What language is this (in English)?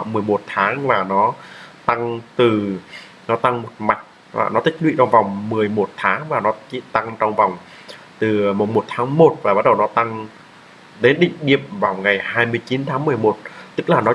Vietnamese